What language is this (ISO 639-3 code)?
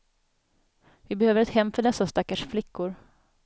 swe